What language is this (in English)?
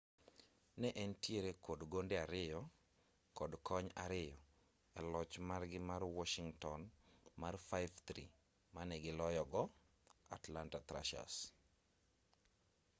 Luo (Kenya and Tanzania)